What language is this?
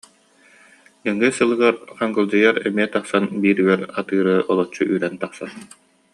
Yakut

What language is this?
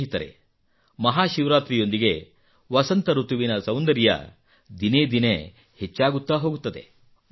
Kannada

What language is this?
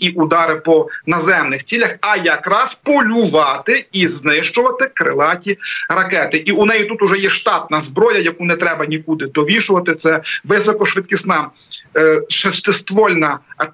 Ukrainian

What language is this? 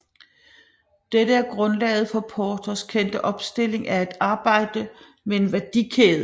Danish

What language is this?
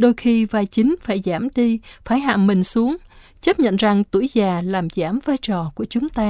Vietnamese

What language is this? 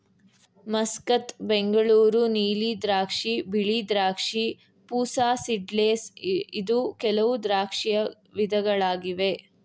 Kannada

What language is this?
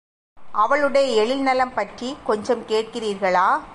Tamil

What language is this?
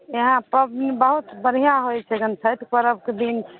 Maithili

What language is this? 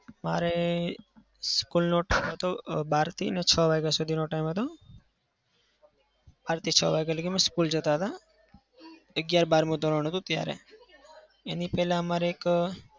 Gujarati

